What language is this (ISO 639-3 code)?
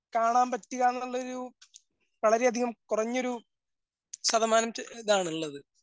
mal